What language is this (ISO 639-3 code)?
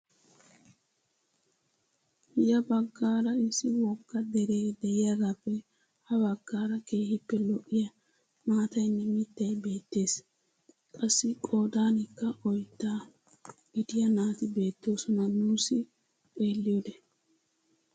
wal